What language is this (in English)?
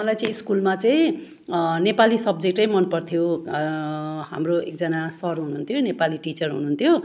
Nepali